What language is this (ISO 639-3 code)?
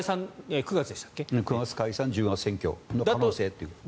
jpn